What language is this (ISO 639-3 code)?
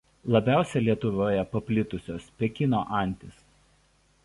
lit